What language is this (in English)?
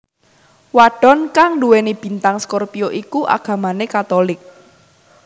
Javanese